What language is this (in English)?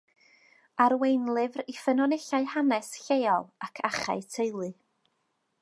Welsh